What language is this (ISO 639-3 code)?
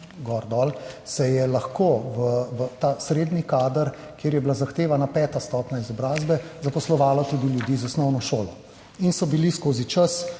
slv